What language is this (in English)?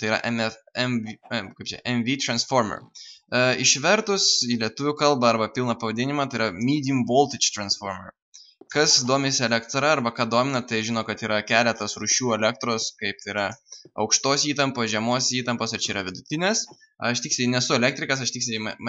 Lithuanian